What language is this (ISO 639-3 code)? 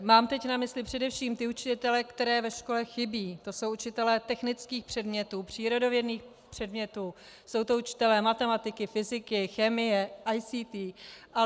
ces